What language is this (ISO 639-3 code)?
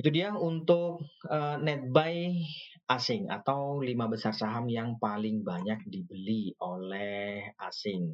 ind